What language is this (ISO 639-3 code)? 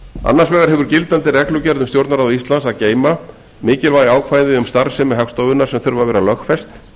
isl